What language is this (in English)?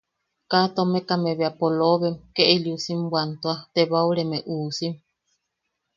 Yaqui